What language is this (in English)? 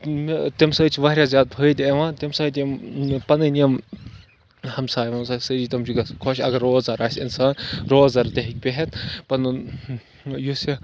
Kashmiri